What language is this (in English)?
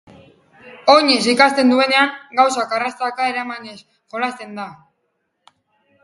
Basque